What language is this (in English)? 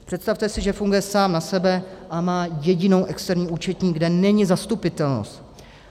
Czech